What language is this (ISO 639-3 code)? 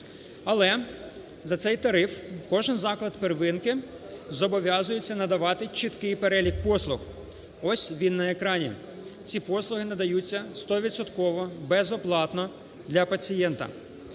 ukr